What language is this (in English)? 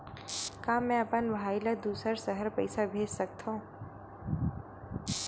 Chhattisgarhi